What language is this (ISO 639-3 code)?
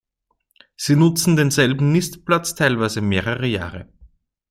deu